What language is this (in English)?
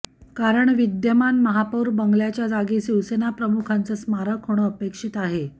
Marathi